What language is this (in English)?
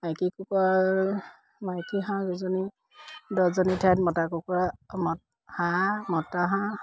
Assamese